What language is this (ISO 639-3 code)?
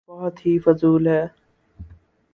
urd